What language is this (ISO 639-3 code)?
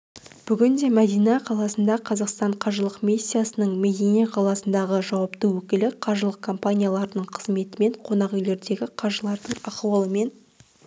kaz